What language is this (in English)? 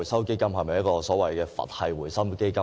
Cantonese